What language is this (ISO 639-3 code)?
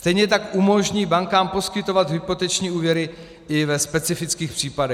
ces